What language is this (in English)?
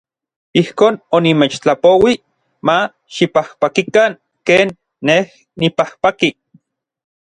Orizaba Nahuatl